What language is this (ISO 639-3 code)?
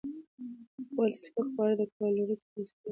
pus